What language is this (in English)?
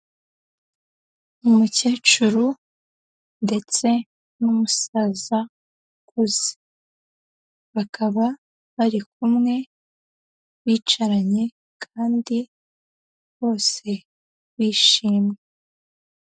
Kinyarwanda